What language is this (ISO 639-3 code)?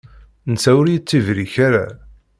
kab